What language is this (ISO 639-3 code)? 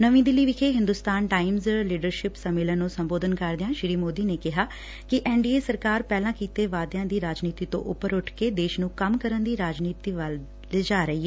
pan